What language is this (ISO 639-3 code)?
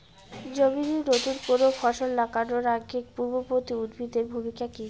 ben